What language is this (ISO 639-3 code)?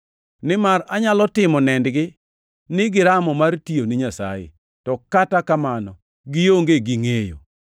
luo